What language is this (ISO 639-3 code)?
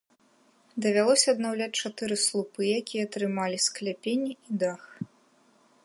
bel